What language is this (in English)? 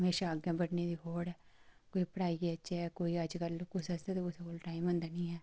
Dogri